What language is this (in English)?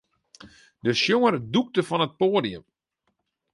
Western Frisian